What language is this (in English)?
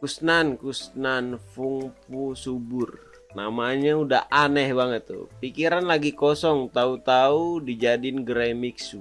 Indonesian